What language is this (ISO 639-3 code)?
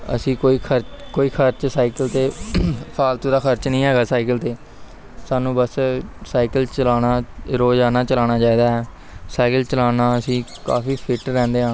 pan